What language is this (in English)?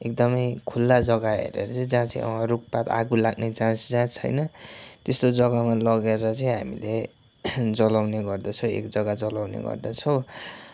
Nepali